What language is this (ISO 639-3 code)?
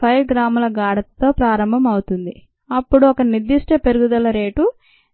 tel